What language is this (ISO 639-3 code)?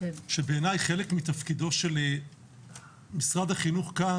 heb